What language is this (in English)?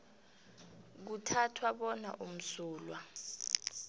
South Ndebele